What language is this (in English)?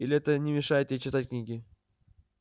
Russian